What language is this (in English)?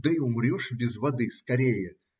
Russian